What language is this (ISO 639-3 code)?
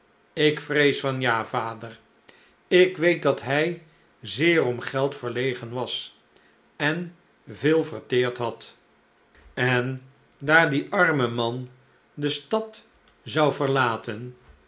nld